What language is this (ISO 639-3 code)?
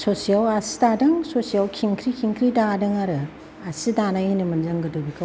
brx